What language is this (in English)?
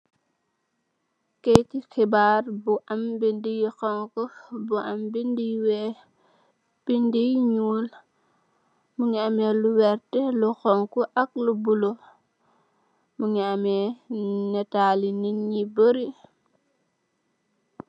Wolof